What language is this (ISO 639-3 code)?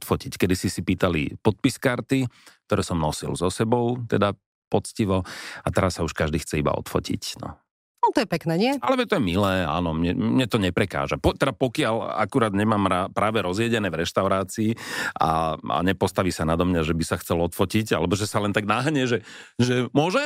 slk